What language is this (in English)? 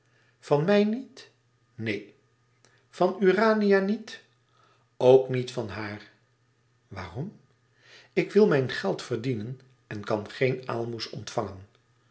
Dutch